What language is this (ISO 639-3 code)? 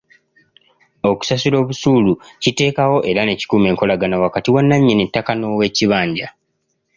lug